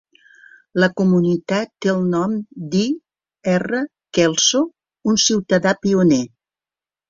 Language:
Catalan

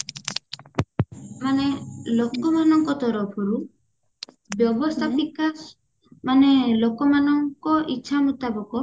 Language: Odia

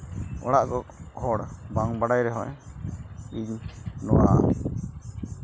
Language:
Santali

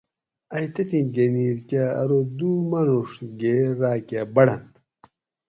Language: Gawri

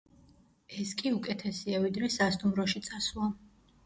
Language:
Georgian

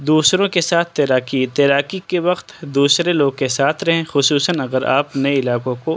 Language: Urdu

